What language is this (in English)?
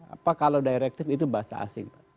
Indonesian